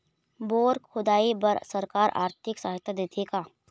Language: Chhattisgarhi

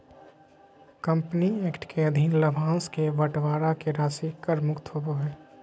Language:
Magahi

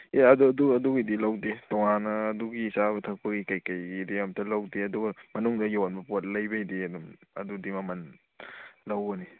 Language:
Manipuri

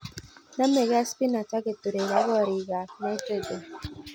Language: Kalenjin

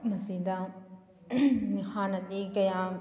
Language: Manipuri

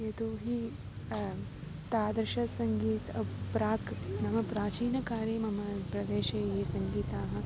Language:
Sanskrit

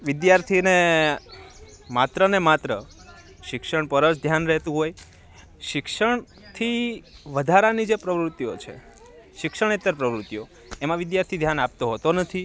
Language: Gujarati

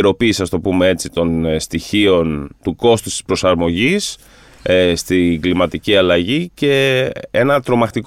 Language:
Greek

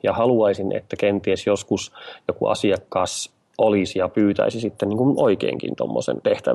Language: Finnish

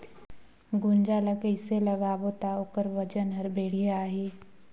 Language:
Chhattisgarhi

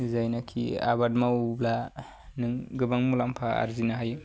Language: Bodo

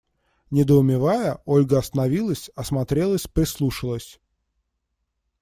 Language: Russian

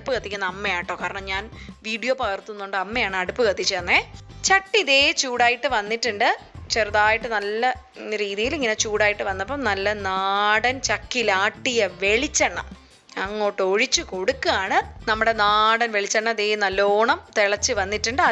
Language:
Malayalam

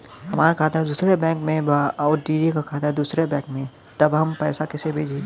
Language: Bhojpuri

